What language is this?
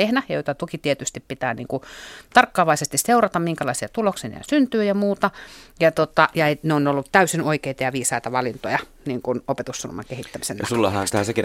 Finnish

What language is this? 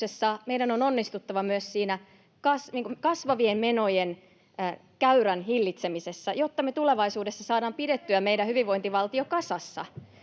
Finnish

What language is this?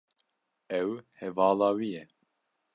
Kurdish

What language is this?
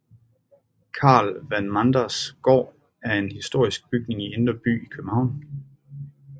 Danish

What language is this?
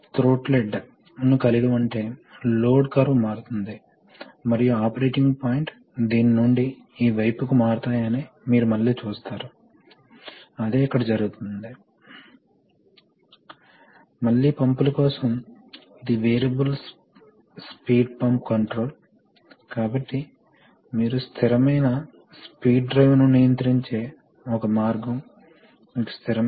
Telugu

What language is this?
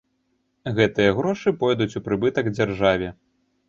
Belarusian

